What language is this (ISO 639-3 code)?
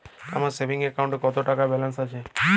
ben